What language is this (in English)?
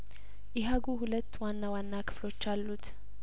Amharic